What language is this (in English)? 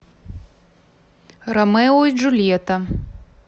Russian